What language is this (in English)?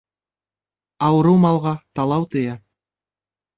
Bashkir